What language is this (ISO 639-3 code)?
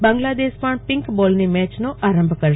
guj